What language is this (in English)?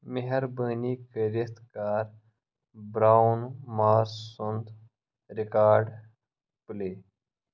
Kashmiri